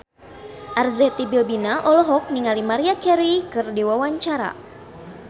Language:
Sundanese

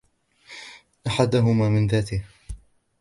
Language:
Arabic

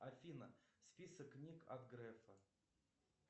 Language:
Russian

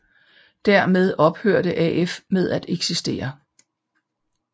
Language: Danish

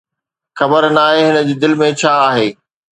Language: Sindhi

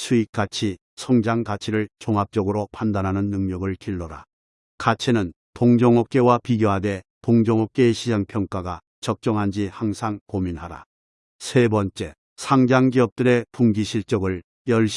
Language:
Korean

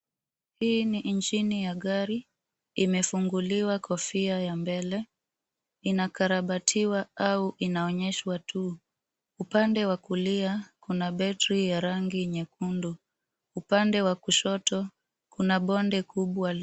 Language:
Swahili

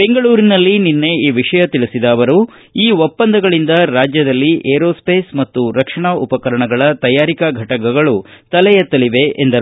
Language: Kannada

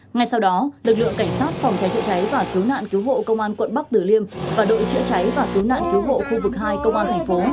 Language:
Vietnamese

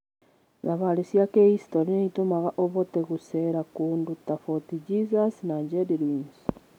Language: Kikuyu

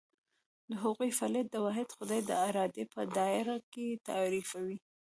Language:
Pashto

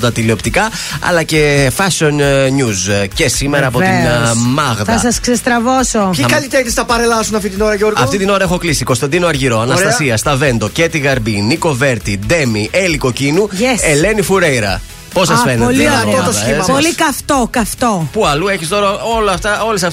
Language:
Greek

